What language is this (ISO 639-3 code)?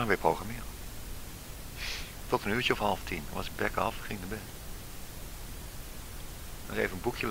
nld